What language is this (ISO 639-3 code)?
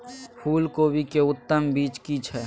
mai